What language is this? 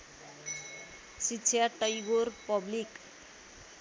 Nepali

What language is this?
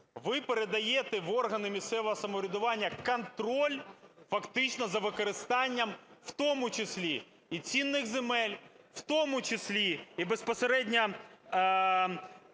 Ukrainian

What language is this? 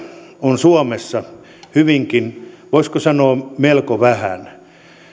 Finnish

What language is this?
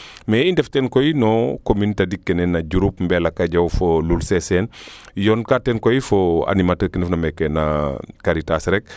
Serer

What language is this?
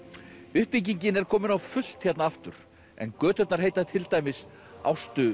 Icelandic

